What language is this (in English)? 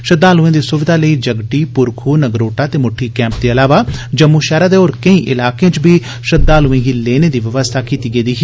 Dogri